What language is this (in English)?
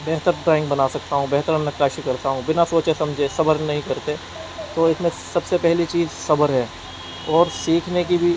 Urdu